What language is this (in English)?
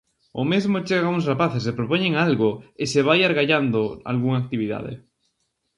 Galician